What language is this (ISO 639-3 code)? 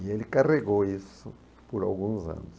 por